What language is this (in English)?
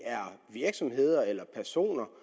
Danish